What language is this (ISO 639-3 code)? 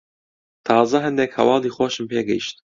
ckb